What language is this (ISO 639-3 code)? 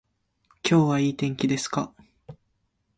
jpn